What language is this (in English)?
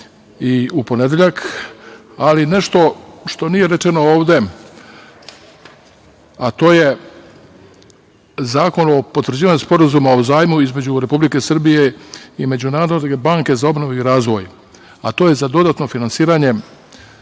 Serbian